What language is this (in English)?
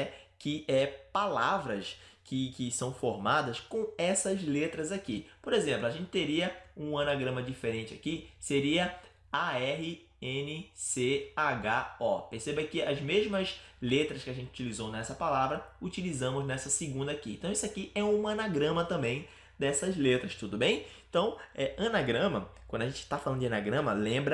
Portuguese